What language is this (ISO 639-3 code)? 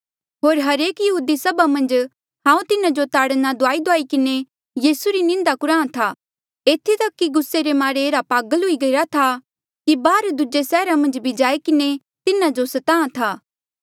mjl